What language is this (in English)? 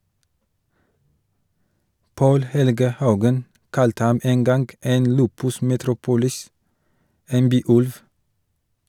Norwegian